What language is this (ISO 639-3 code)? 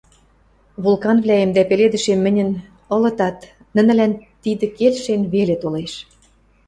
mrj